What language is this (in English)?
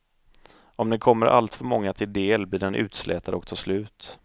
Swedish